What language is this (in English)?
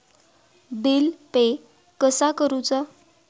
Marathi